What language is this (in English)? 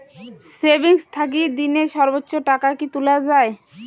Bangla